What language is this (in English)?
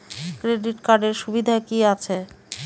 Bangla